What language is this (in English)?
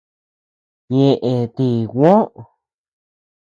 Tepeuxila Cuicatec